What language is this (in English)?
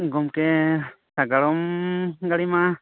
Santali